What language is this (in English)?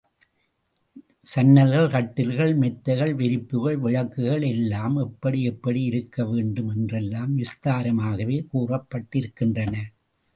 Tamil